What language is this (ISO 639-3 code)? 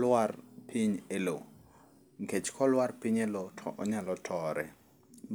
luo